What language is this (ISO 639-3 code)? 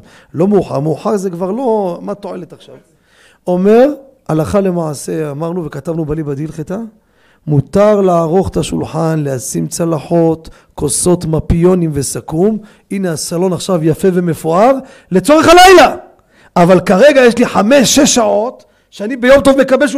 heb